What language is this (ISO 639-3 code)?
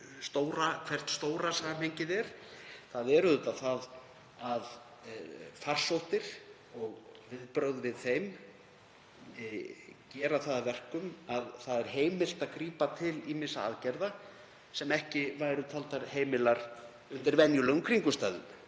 isl